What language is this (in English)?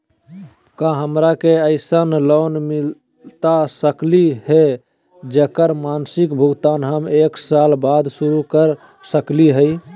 Magahi